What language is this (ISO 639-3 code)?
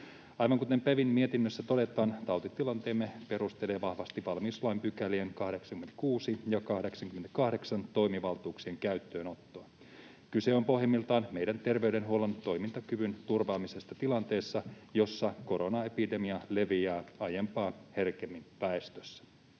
fin